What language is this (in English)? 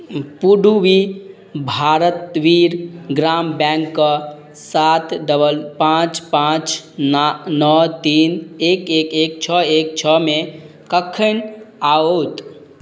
Maithili